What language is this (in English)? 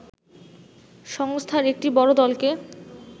Bangla